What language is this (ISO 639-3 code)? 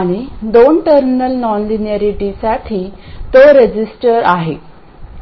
mar